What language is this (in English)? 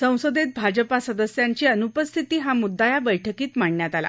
Marathi